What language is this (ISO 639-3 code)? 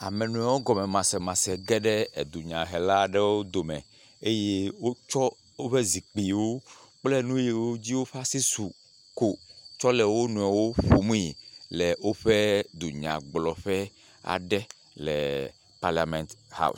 ewe